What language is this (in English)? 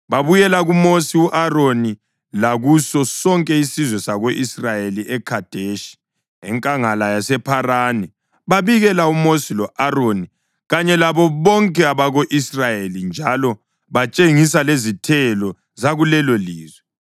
North Ndebele